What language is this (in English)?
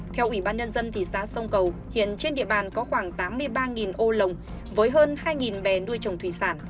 Vietnamese